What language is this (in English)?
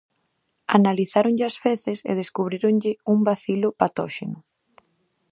Galician